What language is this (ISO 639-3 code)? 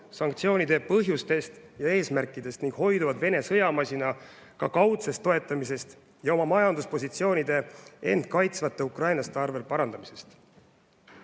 est